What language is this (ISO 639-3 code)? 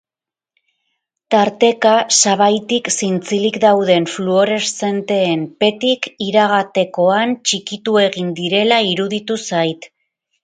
eus